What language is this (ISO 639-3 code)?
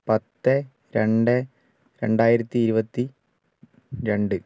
mal